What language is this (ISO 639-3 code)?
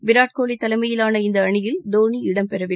tam